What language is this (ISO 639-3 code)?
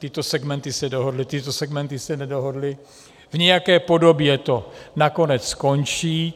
ces